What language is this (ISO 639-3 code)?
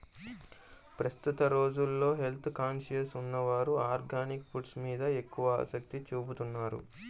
tel